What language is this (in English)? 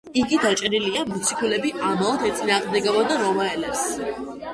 Georgian